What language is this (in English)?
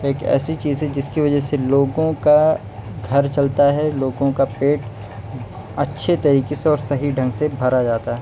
Urdu